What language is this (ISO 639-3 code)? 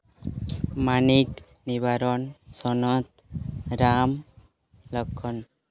sat